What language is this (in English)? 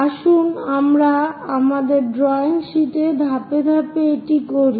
Bangla